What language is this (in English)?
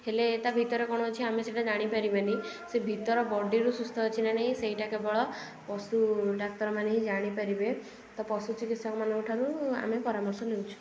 Odia